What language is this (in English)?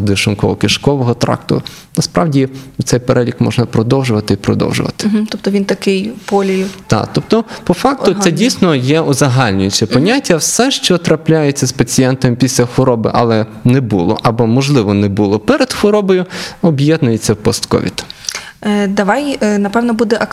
Ukrainian